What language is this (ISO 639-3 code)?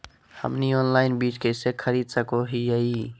mag